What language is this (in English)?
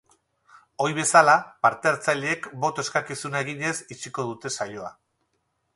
Basque